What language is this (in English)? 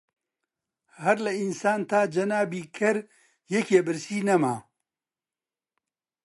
Central Kurdish